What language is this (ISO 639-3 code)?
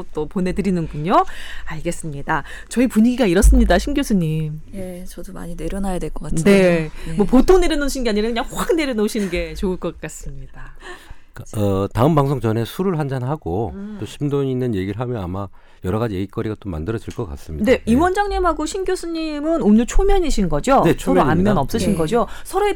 kor